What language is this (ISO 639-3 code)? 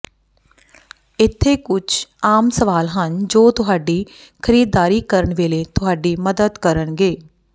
pan